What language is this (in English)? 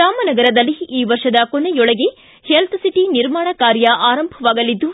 Kannada